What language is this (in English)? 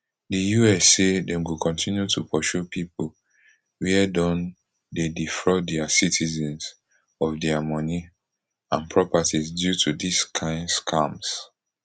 Nigerian Pidgin